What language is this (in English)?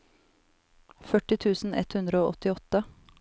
Norwegian